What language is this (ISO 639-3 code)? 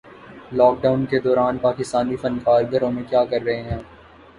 urd